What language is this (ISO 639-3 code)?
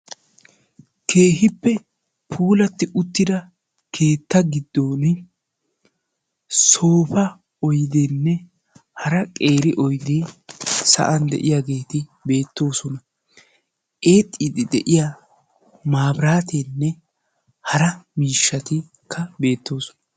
wal